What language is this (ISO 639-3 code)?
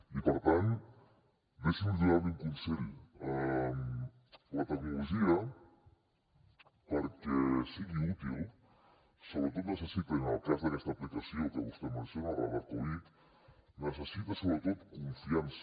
cat